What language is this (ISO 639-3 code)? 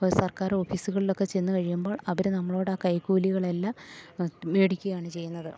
mal